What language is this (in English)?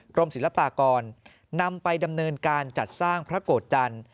Thai